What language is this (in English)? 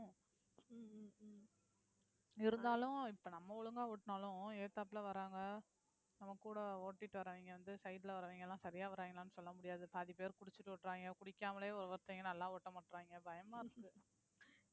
Tamil